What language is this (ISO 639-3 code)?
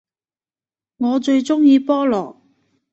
yue